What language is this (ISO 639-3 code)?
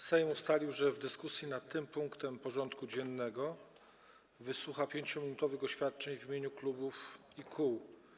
pol